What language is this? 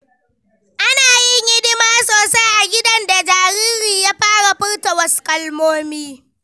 Hausa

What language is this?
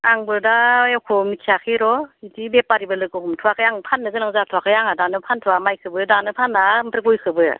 Bodo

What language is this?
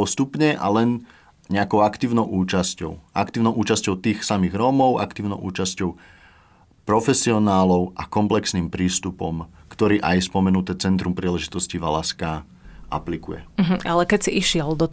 Slovak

